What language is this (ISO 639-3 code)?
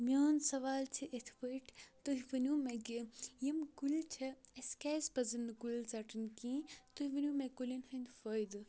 kas